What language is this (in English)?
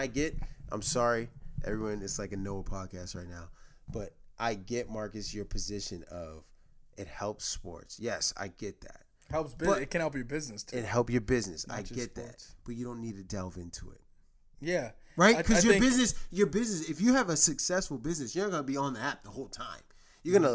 English